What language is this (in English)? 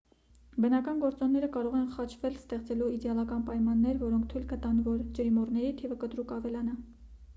Armenian